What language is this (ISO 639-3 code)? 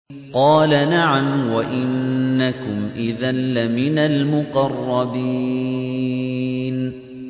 ara